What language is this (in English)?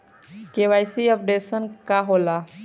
Bhojpuri